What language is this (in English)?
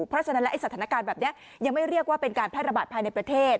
Thai